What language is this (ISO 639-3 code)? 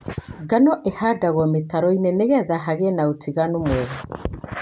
kik